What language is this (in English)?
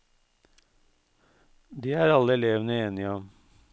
Norwegian